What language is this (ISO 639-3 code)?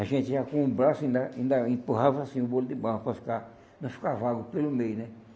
por